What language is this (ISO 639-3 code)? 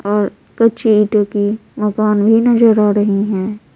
hin